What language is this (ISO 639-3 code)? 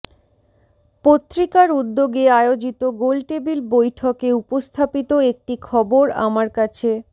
ben